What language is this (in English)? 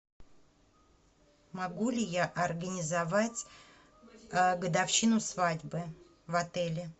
Russian